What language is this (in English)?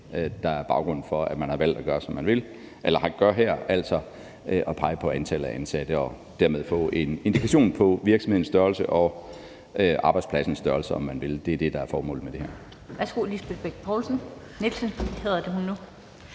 Danish